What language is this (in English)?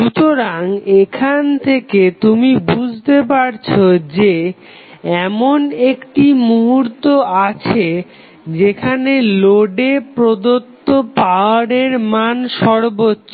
Bangla